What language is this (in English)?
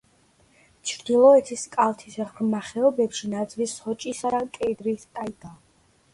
Georgian